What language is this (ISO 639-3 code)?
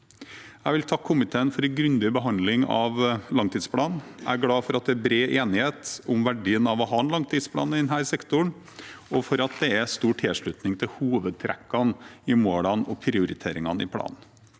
nor